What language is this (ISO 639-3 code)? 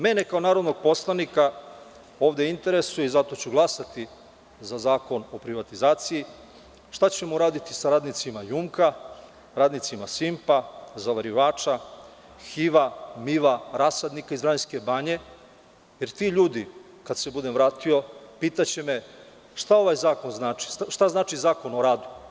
srp